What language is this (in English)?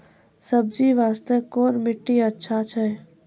Maithili